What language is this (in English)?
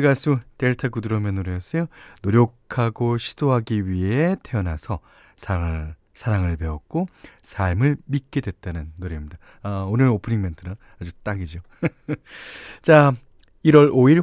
Korean